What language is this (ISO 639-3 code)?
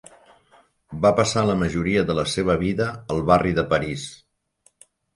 cat